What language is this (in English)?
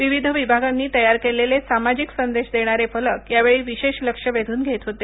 Marathi